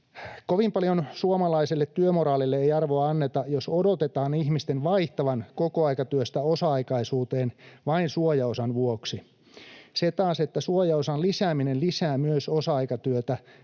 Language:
Finnish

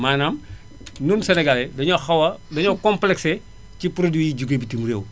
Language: Wolof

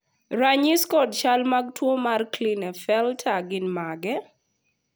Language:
Luo (Kenya and Tanzania)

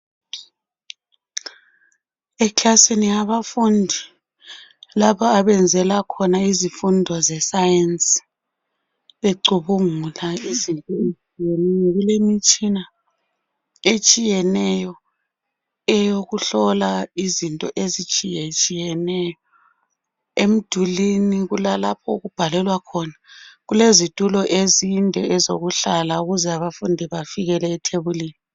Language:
North Ndebele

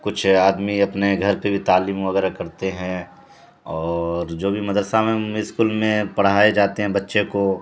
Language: Urdu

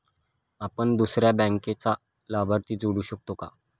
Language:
Marathi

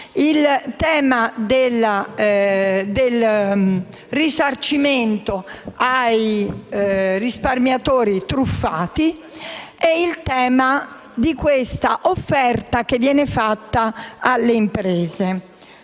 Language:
Italian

